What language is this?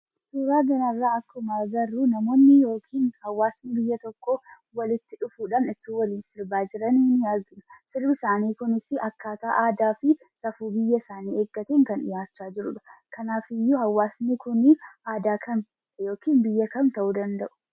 Oromo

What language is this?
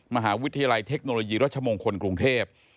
Thai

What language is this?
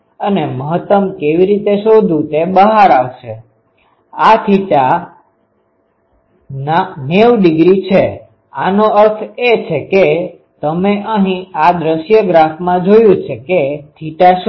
Gujarati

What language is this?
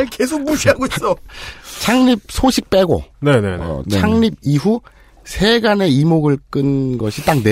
Korean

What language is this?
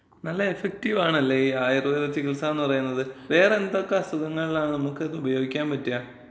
Malayalam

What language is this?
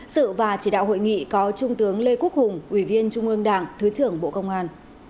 Vietnamese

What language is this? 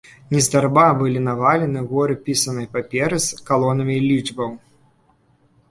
Belarusian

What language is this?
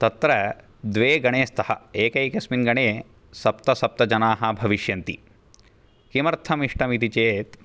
Sanskrit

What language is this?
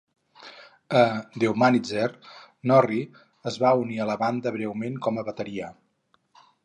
Catalan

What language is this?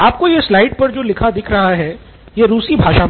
Hindi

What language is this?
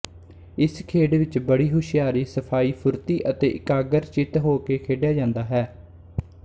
Punjabi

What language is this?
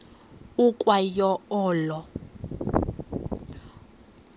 Xhosa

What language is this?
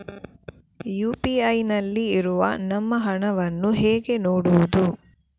Kannada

